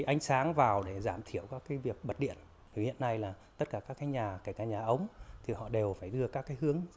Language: Vietnamese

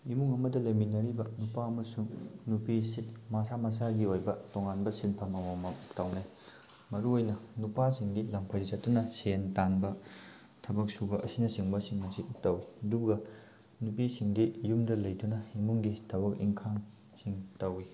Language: Manipuri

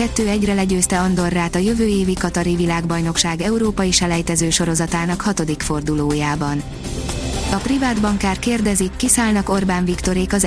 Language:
Hungarian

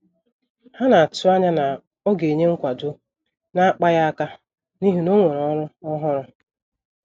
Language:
Igbo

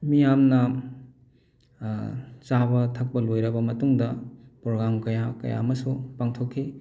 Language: Manipuri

